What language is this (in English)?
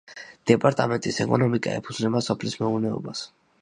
Georgian